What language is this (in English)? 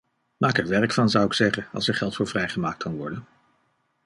Dutch